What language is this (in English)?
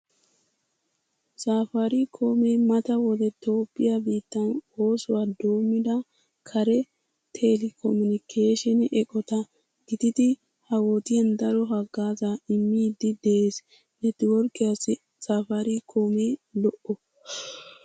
Wolaytta